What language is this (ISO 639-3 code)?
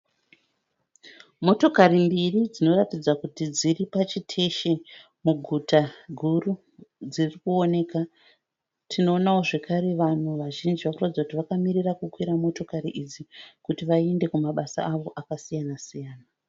sna